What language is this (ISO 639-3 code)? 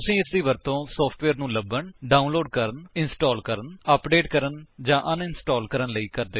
pan